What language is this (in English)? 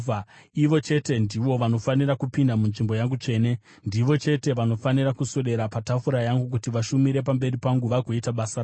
Shona